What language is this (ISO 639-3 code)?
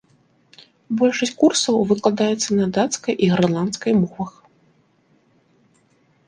bel